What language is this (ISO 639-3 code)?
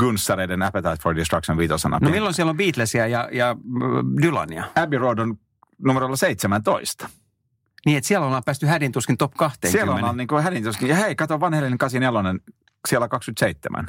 fin